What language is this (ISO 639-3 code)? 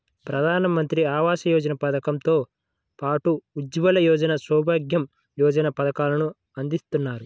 tel